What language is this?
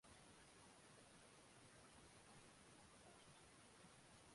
Chinese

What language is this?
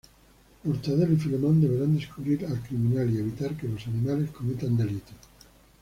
Spanish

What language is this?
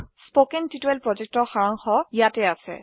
Assamese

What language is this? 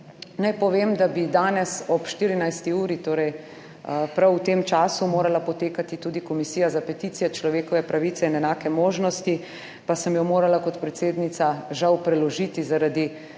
Slovenian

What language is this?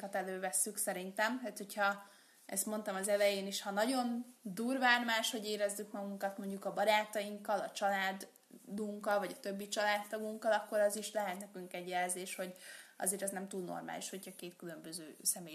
Hungarian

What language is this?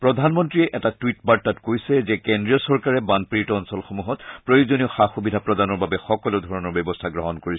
Assamese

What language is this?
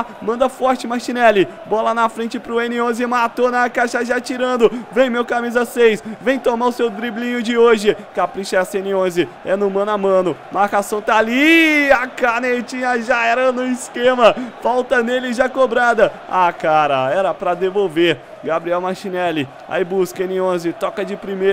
Portuguese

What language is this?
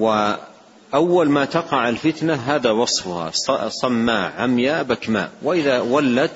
Arabic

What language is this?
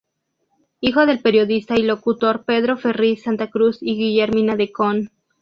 Spanish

